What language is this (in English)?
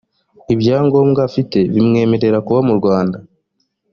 Kinyarwanda